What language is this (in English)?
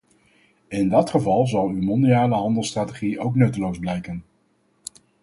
Dutch